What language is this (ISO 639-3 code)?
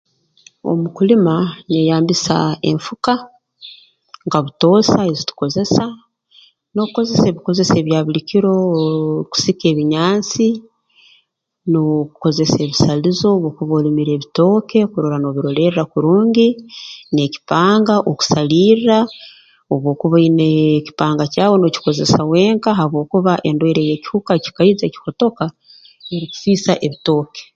ttj